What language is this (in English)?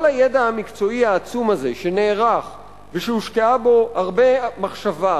Hebrew